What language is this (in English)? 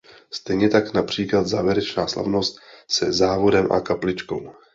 Czech